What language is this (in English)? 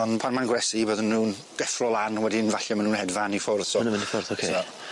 Welsh